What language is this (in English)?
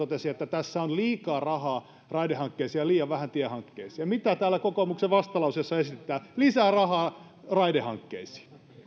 Finnish